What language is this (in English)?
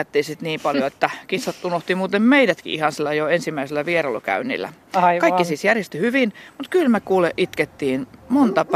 Finnish